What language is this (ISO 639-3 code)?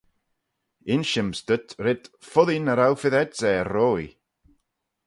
glv